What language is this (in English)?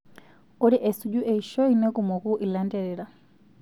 Masai